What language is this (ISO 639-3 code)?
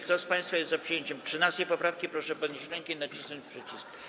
pol